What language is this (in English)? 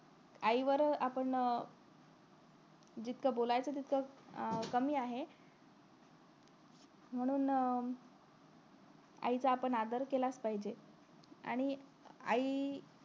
Marathi